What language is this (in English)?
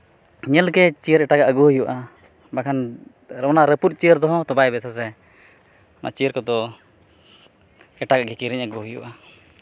Santali